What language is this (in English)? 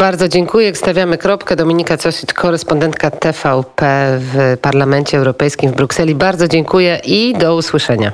Polish